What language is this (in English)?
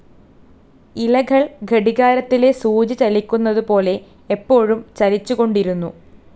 Malayalam